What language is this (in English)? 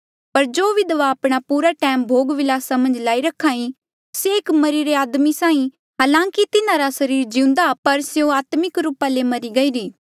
Mandeali